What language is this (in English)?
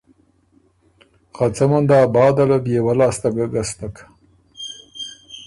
Ormuri